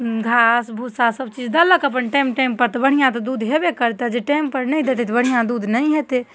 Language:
Maithili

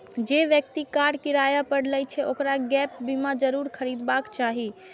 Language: Maithili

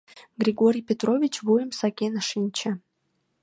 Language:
Mari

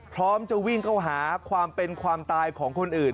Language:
Thai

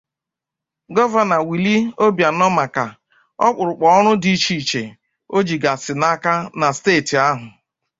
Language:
Igbo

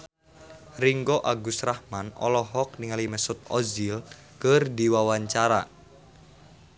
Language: Sundanese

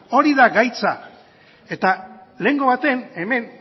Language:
Basque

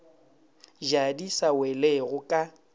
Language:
Northern Sotho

